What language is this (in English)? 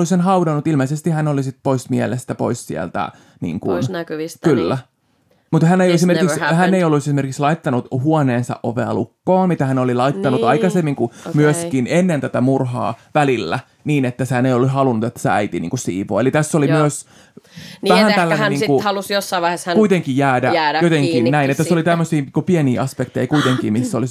Finnish